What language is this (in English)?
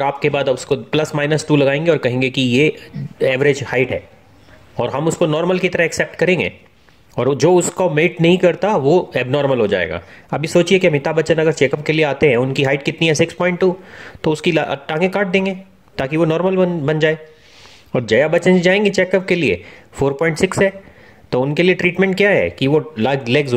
Hindi